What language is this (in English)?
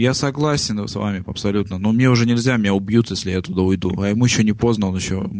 Russian